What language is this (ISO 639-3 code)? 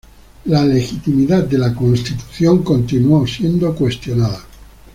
spa